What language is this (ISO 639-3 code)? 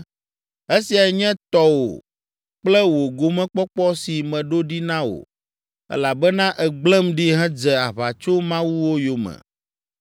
ewe